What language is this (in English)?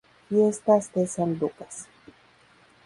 Spanish